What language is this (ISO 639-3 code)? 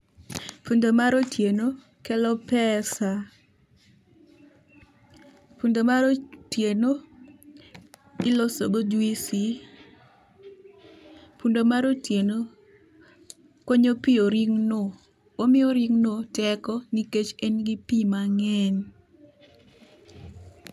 luo